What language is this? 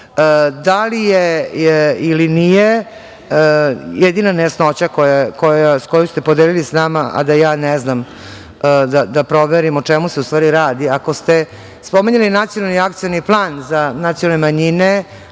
Serbian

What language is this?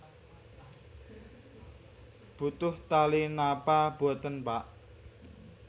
Javanese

